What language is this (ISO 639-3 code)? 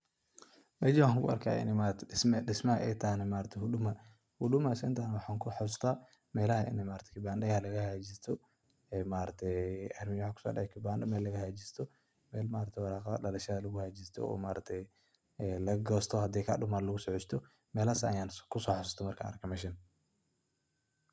som